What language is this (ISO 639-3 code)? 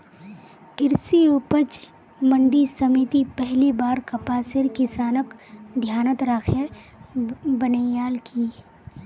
mag